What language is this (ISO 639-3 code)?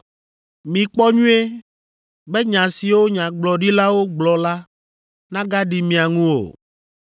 ewe